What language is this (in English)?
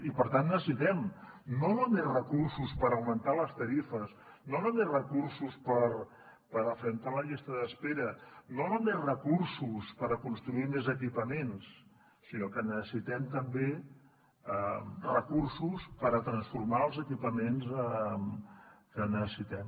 Catalan